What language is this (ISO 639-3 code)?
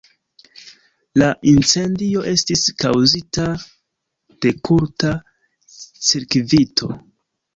epo